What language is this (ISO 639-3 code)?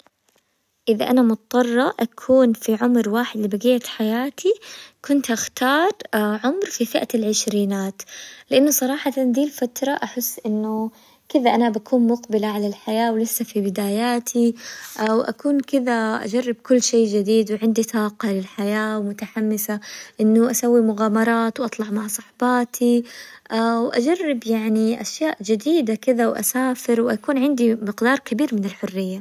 acw